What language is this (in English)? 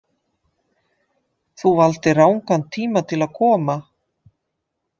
Icelandic